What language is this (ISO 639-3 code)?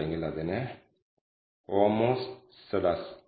mal